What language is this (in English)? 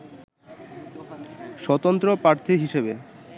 Bangla